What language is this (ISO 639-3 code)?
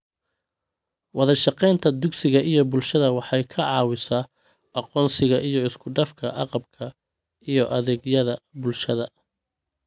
som